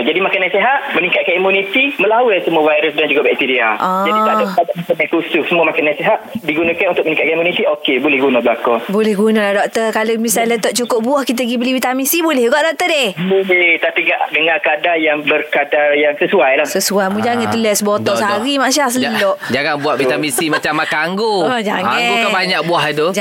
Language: Malay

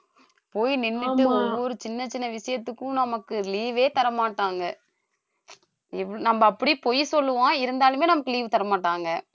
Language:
Tamil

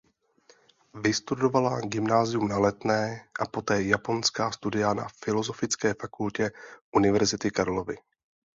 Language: Czech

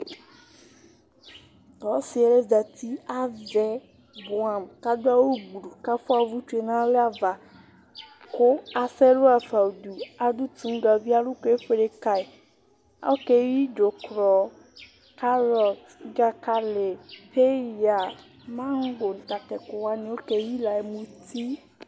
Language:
Ikposo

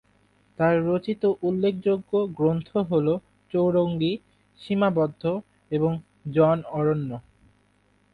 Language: Bangla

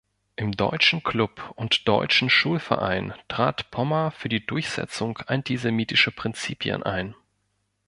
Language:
German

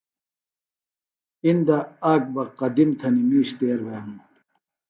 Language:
Phalura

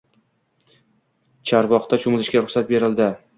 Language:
Uzbek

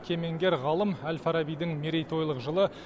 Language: Kazakh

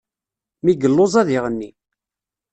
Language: Kabyle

